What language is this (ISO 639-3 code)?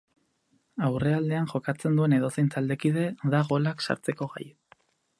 eus